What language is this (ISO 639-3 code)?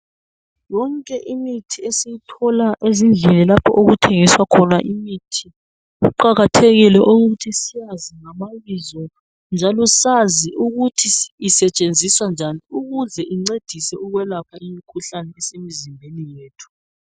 nde